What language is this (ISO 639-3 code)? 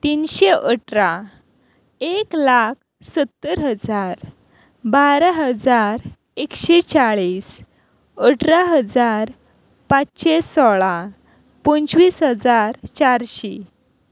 kok